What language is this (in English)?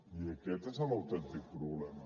Catalan